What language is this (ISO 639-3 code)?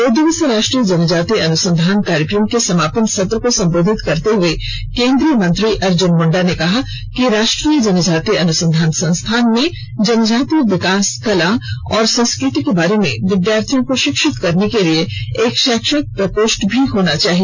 hin